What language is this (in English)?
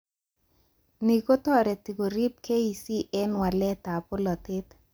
Kalenjin